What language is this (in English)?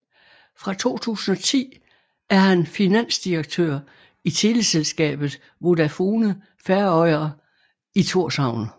Danish